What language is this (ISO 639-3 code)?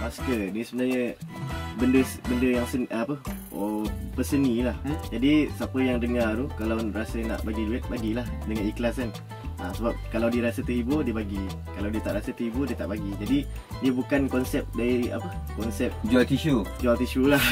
msa